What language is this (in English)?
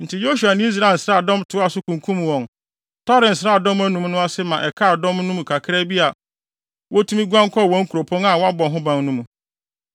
Akan